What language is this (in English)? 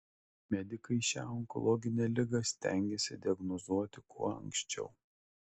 Lithuanian